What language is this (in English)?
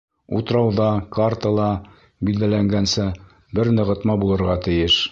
Bashkir